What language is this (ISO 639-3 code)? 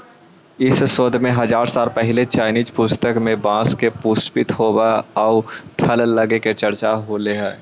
mag